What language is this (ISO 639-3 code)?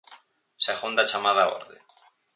glg